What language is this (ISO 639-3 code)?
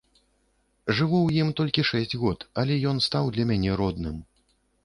bel